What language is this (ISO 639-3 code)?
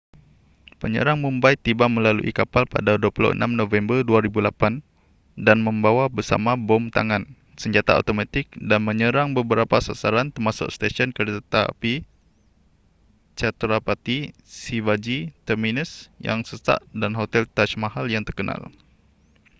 msa